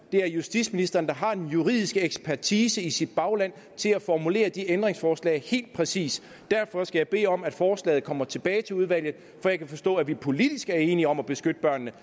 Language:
Danish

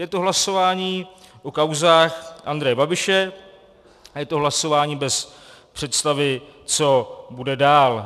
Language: Czech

